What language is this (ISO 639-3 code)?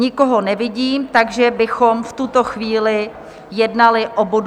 ces